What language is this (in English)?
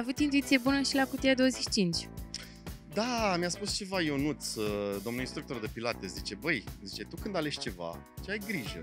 Romanian